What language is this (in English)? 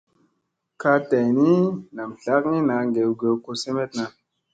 Musey